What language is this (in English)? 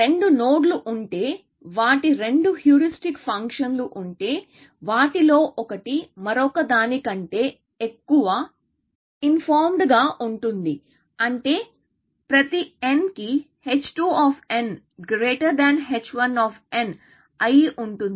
Telugu